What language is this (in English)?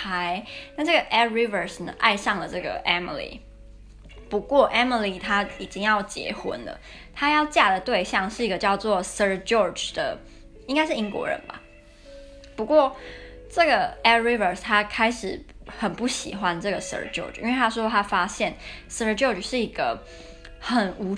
Chinese